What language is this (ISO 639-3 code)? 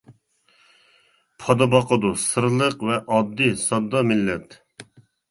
uig